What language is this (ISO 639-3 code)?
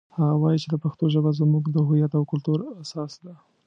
pus